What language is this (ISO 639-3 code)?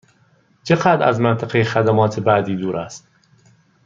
fas